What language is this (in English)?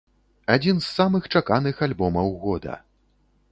Belarusian